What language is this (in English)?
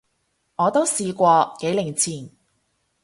Cantonese